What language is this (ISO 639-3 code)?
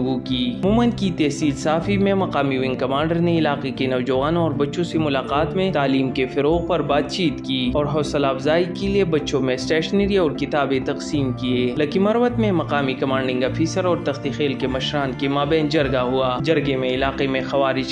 ara